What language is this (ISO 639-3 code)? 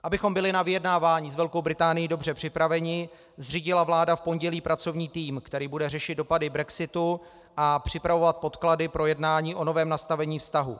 ces